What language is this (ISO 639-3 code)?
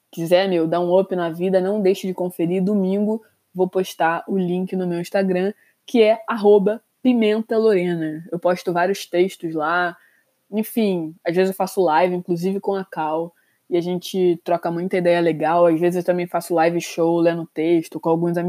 por